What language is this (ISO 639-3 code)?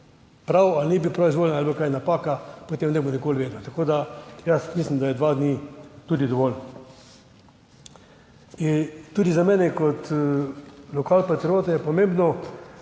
slv